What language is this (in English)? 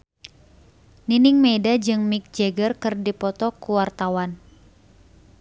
Sundanese